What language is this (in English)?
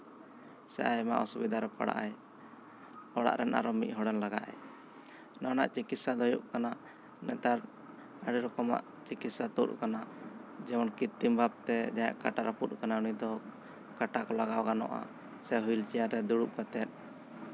Santali